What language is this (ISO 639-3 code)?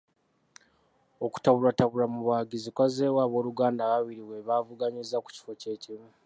lug